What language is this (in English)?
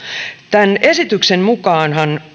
Finnish